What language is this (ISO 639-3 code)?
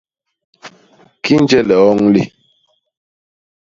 bas